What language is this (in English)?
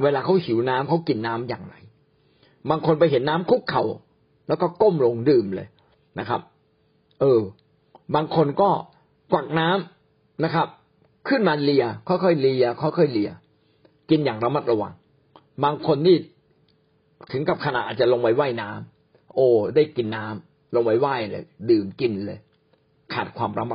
Thai